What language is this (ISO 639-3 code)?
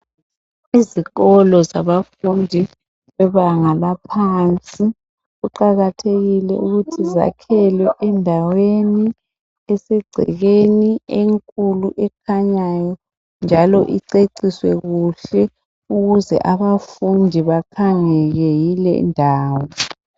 nde